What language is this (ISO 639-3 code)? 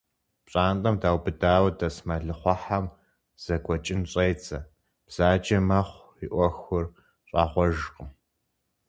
kbd